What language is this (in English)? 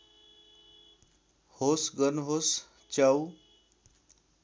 Nepali